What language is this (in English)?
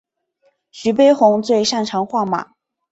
Chinese